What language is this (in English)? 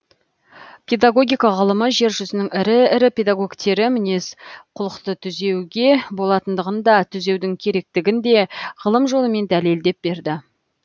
Kazakh